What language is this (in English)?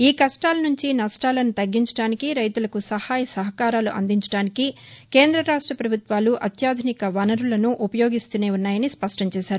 Telugu